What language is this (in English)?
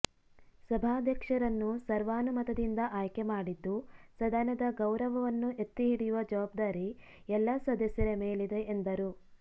Kannada